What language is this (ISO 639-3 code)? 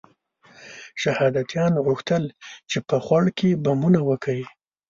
pus